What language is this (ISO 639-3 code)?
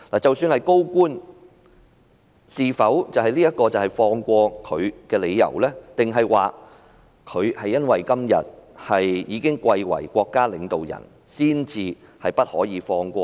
yue